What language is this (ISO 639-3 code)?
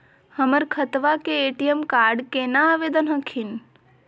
mag